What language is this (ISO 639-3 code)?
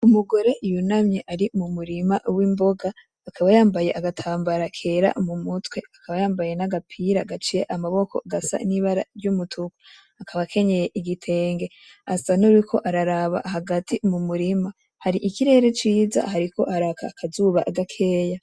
run